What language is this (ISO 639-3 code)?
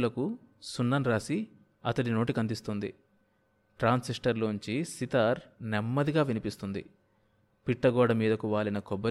tel